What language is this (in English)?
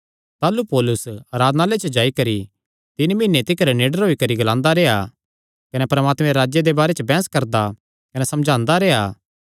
Kangri